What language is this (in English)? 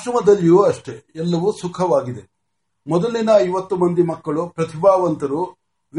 Marathi